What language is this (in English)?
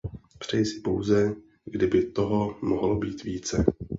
Czech